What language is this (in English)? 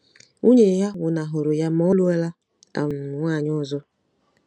Igbo